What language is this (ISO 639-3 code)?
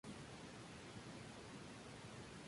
spa